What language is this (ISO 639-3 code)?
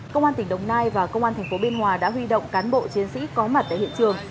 vie